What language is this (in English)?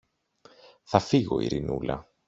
Greek